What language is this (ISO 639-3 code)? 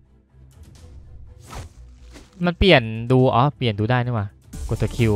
tha